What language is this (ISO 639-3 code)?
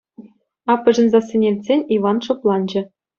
chv